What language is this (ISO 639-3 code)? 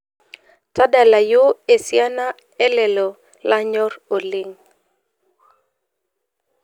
mas